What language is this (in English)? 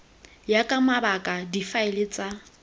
Tswana